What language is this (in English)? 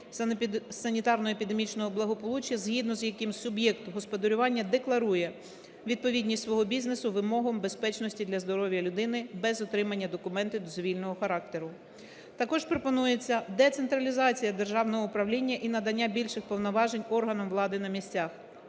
Ukrainian